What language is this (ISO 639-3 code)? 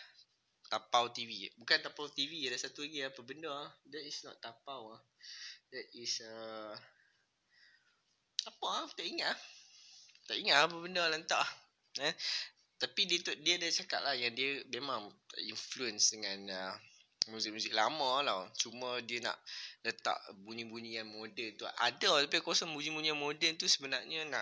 msa